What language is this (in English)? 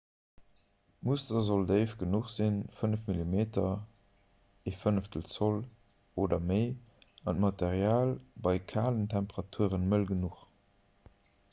Luxembourgish